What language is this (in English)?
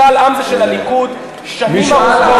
Hebrew